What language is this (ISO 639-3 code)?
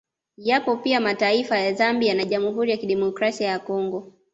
swa